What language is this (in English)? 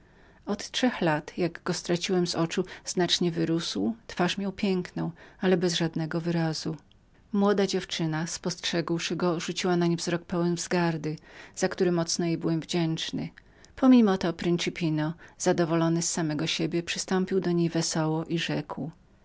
Polish